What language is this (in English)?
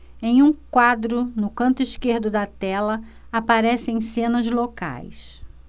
Portuguese